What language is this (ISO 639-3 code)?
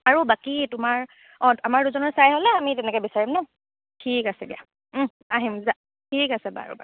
asm